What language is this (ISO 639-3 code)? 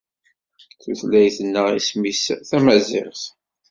kab